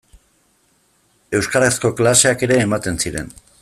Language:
Basque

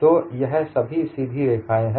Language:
Hindi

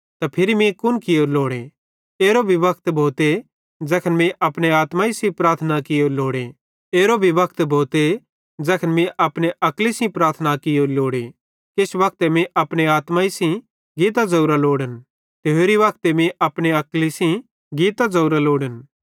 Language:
Bhadrawahi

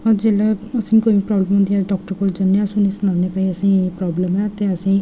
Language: Dogri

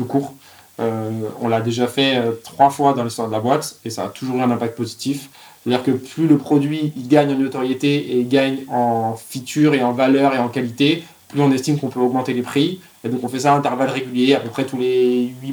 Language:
French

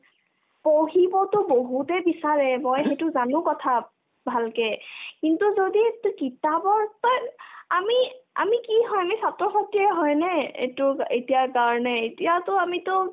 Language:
Assamese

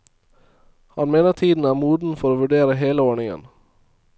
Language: Norwegian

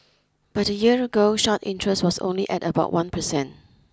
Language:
English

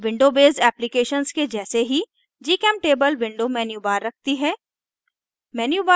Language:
Hindi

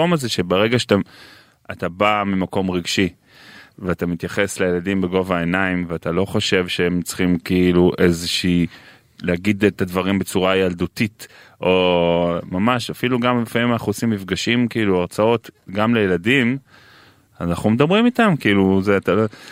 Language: Hebrew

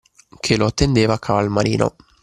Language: Italian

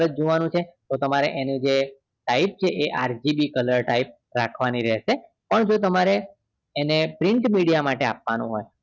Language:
Gujarati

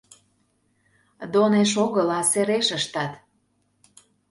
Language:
Mari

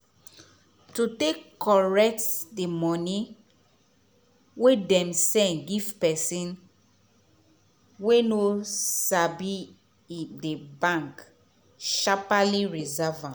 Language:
Nigerian Pidgin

